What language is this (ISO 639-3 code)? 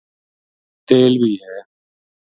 gju